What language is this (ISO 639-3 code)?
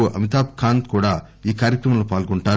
tel